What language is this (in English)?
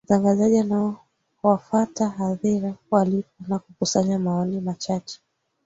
Swahili